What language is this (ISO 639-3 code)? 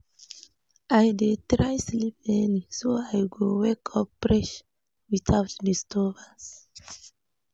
pcm